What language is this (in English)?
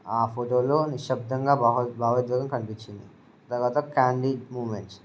Telugu